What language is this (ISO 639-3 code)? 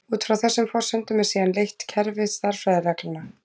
isl